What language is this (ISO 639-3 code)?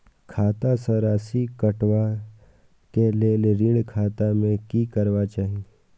mai